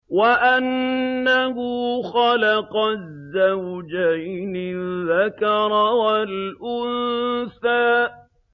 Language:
Arabic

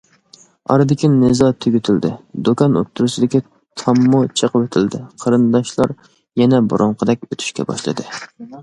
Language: Uyghur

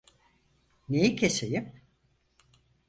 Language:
Turkish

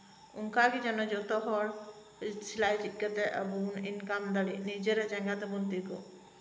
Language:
Santali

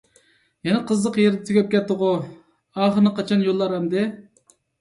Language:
Uyghur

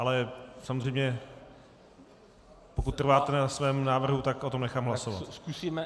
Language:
Czech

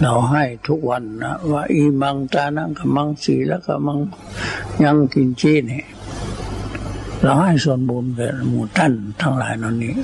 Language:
Thai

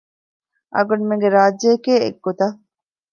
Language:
Divehi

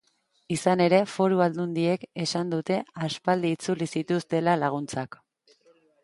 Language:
Basque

